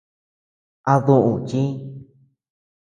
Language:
Tepeuxila Cuicatec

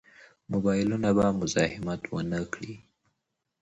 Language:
Pashto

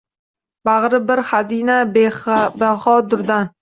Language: Uzbek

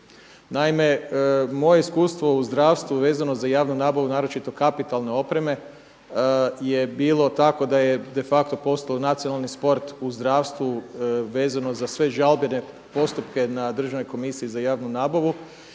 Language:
Croatian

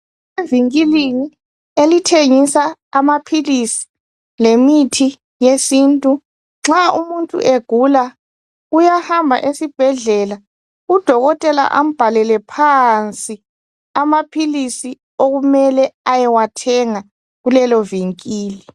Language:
North Ndebele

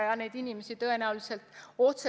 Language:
Estonian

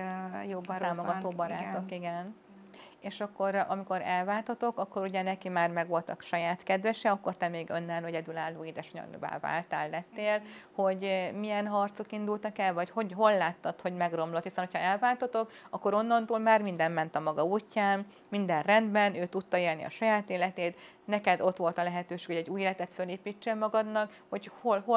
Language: Hungarian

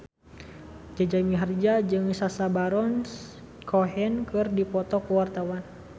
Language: Sundanese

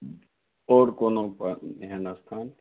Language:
Maithili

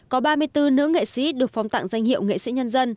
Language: Vietnamese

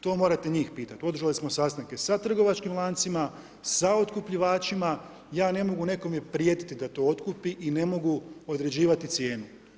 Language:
Croatian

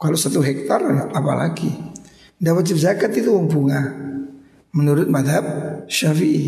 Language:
Indonesian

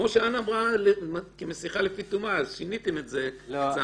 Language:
Hebrew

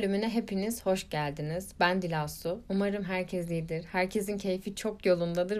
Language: Turkish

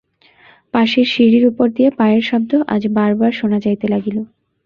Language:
Bangla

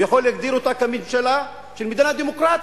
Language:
Hebrew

